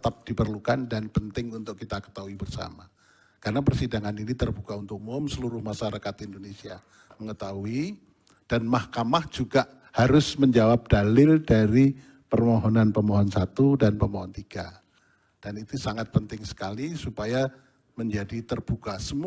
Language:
Indonesian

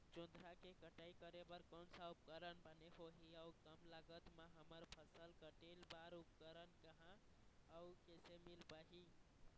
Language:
Chhattisgarhi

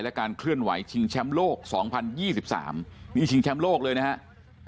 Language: Thai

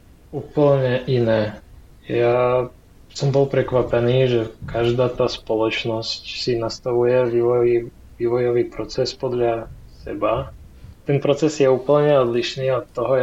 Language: Slovak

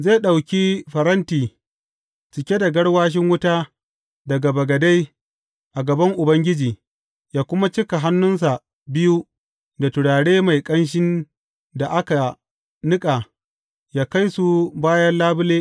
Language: Hausa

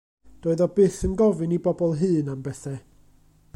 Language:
Welsh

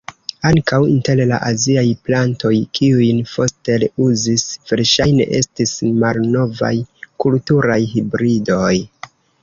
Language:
Esperanto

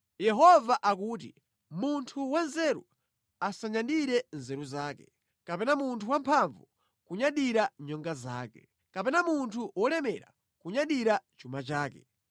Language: Nyanja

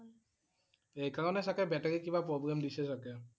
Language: Assamese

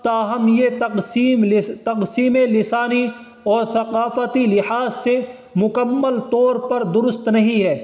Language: Urdu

